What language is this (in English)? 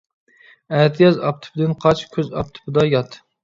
Uyghur